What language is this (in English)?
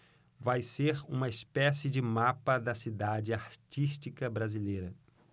Portuguese